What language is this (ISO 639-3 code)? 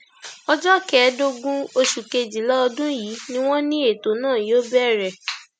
yor